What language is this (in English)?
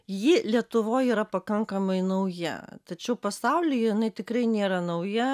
Lithuanian